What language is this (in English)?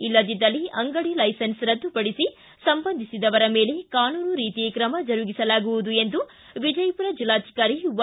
Kannada